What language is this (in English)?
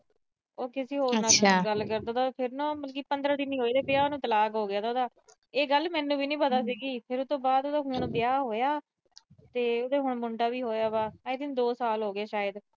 Punjabi